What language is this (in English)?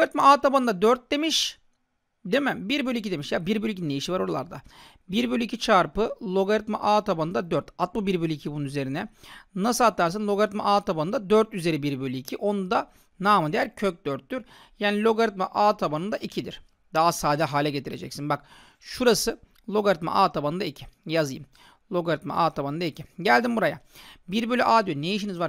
Turkish